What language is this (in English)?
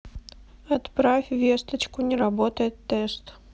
Russian